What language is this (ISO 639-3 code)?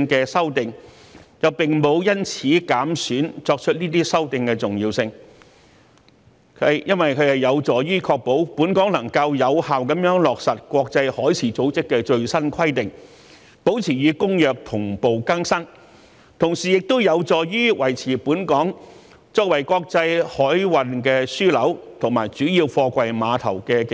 yue